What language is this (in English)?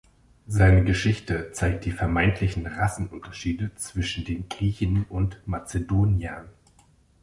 German